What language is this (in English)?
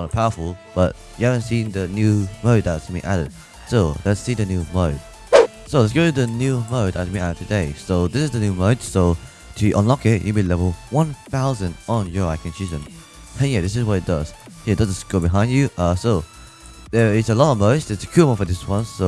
English